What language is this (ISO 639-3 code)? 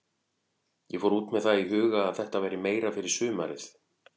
isl